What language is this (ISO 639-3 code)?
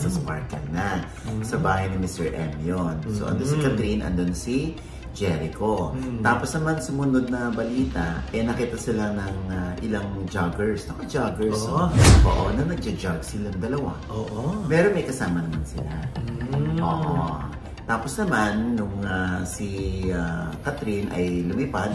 fil